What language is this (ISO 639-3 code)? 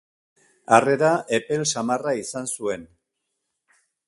eus